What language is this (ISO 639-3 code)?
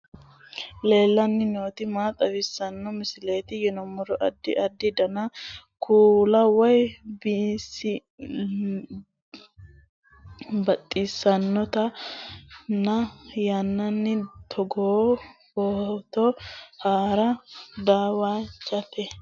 sid